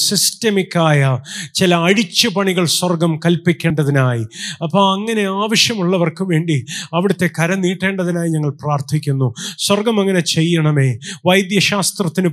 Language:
Malayalam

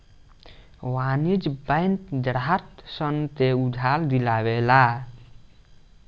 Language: Bhojpuri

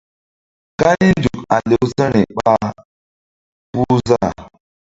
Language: Mbum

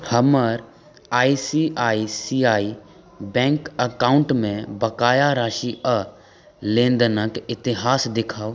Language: Maithili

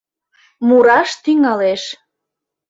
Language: Mari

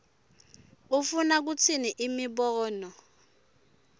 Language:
Swati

